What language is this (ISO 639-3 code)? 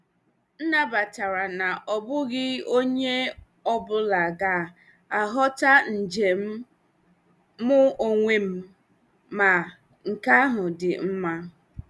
ibo